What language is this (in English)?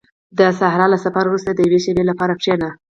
Pashto